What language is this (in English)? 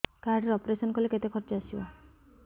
Odia